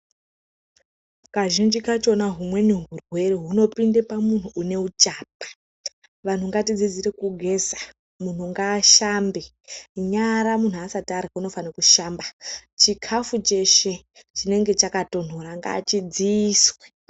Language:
Ndau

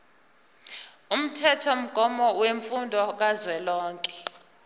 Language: Zulu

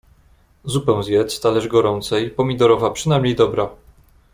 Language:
Polish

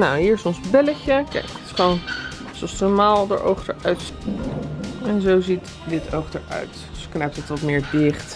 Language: Dutch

